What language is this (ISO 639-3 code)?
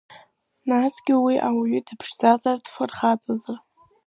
abk